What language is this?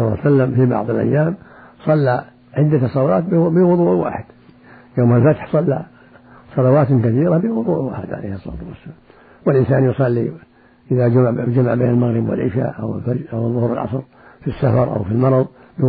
Arabic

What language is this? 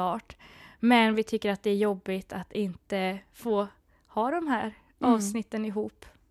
Swedish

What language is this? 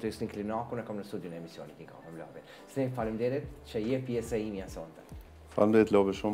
Romanian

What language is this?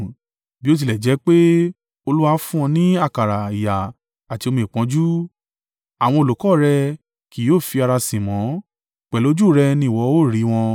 Yoruba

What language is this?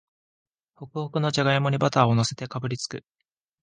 Japanese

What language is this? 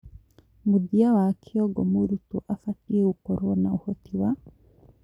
Kikuyu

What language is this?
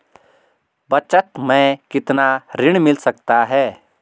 Hindi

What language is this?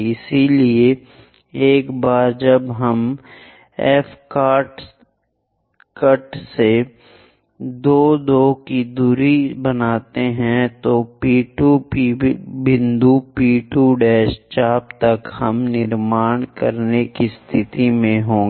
Hindi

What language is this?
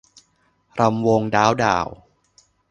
Thai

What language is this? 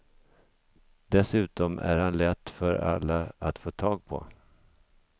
Swedish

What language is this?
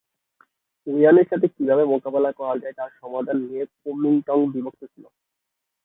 Bangla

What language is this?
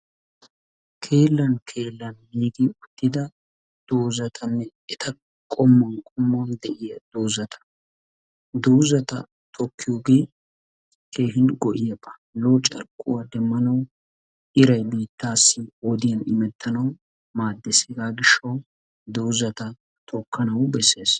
Wolaytta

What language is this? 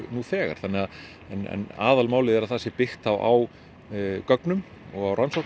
Icelandic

